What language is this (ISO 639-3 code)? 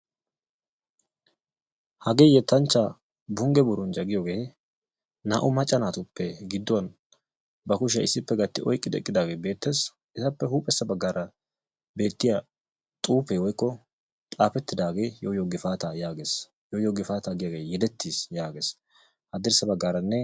wal